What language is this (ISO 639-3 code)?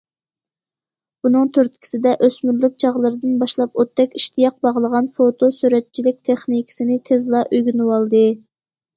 uig